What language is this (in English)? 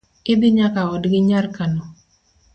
Luo (Kenya and Tanzania)